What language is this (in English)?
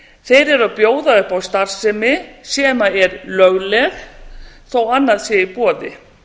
Icelandic